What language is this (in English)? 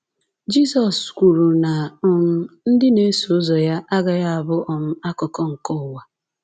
Igbo